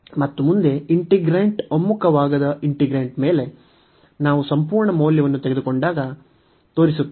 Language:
Kannada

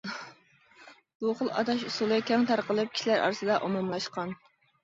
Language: Uyghur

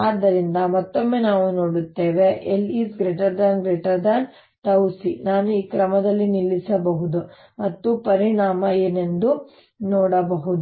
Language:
Kannada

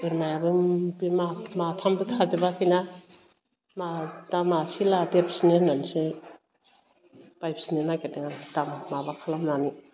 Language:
Bodo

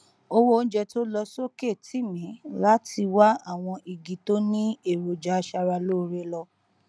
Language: Yoruba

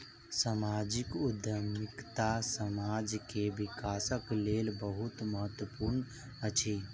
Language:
Maithili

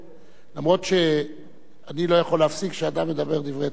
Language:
Hebrew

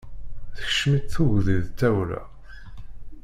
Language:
Kabyle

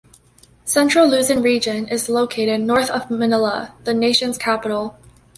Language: English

